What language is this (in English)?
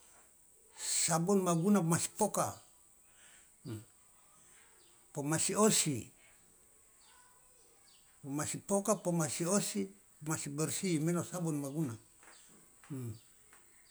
Loloda